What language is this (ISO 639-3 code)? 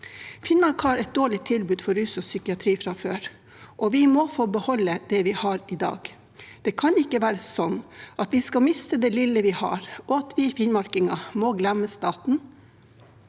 nor